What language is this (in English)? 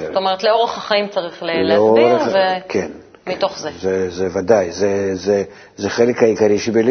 Hebrew